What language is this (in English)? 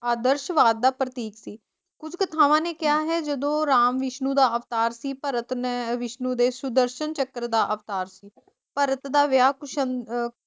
Punjabi